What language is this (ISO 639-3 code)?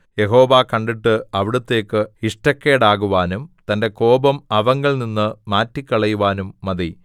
mal